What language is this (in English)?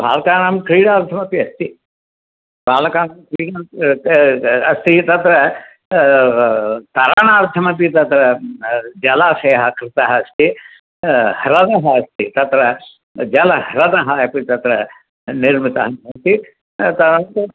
Sanskrit